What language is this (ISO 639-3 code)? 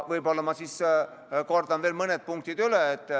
est